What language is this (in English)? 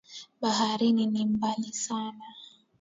Swahili